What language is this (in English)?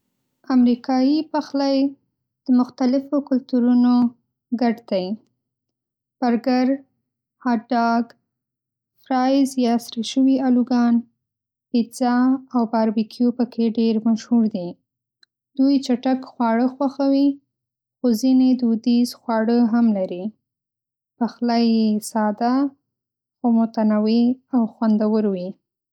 Pashto